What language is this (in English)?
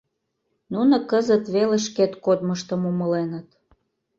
Mari